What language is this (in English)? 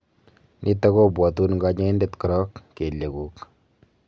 Kalenjin